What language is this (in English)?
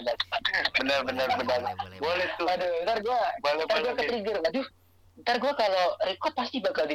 Indonesian